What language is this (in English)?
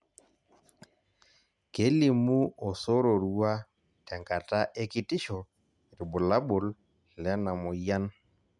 Masai